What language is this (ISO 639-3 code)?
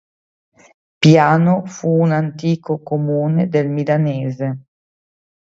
ita